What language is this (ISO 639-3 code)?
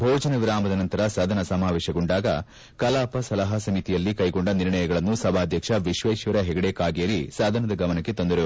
kan